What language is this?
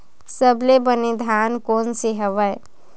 Chhattisgarhi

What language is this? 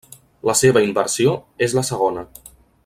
Catalan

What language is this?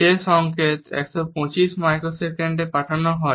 Bangla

